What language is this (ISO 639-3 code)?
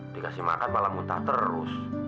ind